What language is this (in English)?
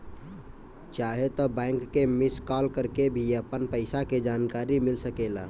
Bhojpuri